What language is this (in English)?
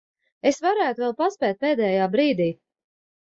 Latvian